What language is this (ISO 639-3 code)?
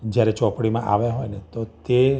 guj